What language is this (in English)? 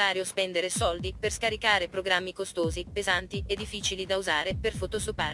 Italian